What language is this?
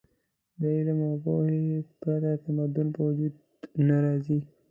Pashto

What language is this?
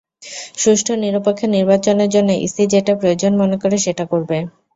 Bangla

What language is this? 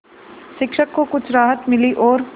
Hindi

